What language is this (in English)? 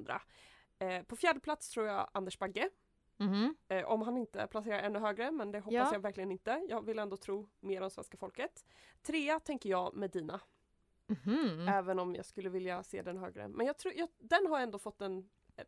Swedish